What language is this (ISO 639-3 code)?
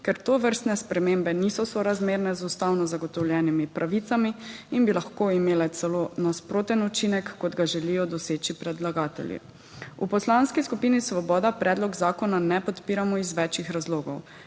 slv